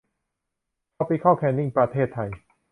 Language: Thai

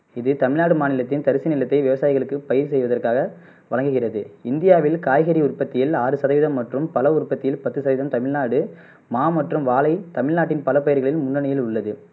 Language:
Tamil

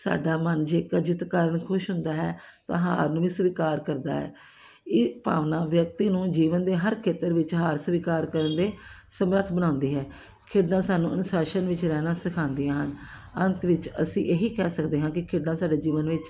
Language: Punjabi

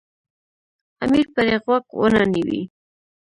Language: Pashto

